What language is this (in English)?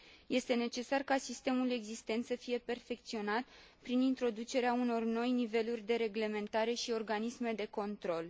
Romanian